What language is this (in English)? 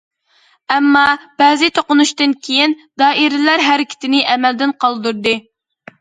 Uyghur